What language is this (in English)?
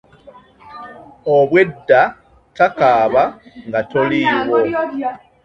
Ganda